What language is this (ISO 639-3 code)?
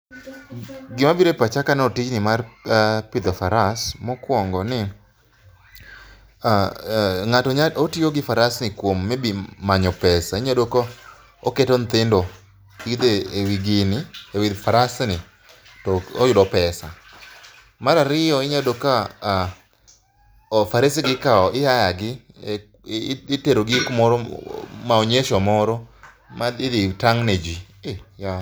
luo